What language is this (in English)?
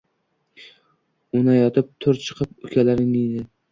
Uzbek